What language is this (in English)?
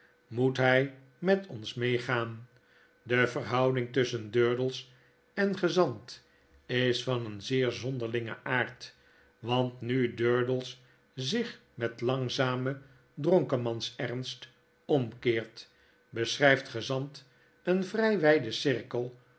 Dutch